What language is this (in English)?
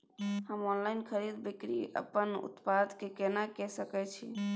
Maithili